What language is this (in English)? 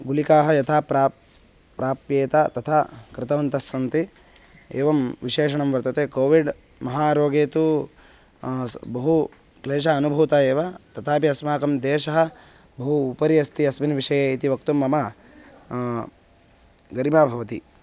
Sanskrit